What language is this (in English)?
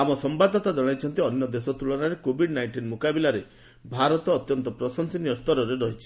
Odia